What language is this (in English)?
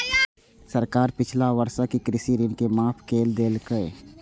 Maithili